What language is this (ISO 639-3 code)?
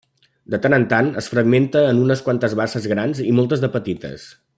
cat